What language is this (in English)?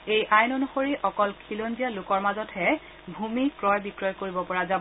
Assamese